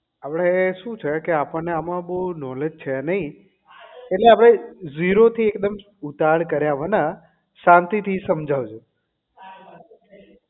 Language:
Gujarati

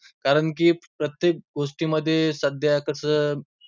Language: Marathi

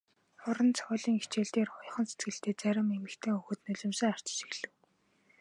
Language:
Mongolian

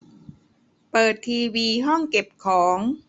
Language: Thai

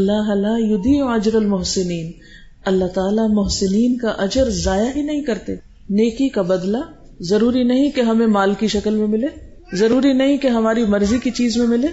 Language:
Urdu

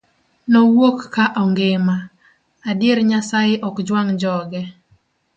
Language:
Luo (Kenya and Tanzania)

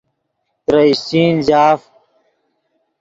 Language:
Yidgha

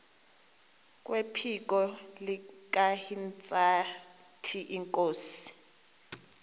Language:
Xhosa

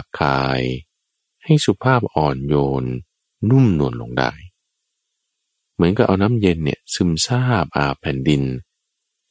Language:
Thai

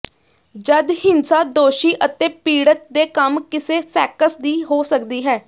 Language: Punjabi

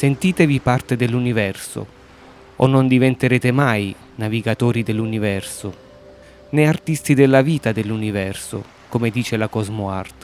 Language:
Italian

